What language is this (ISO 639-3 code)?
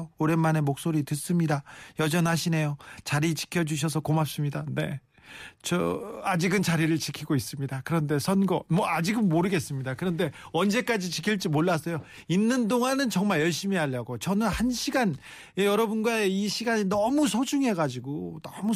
kor